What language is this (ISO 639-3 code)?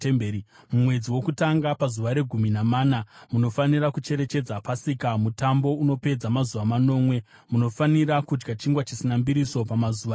sna